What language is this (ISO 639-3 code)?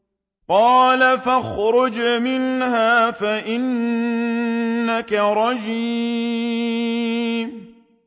ara